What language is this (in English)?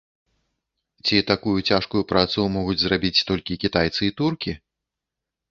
Belarusian